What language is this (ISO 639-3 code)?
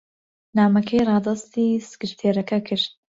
ckb